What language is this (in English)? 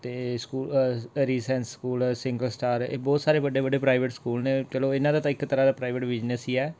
Punjabi